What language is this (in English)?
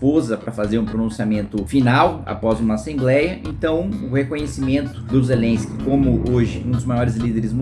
Portuguese